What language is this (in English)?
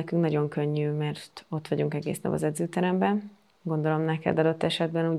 Hungarian